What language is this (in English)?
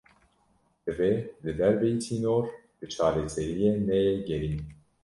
Kurdish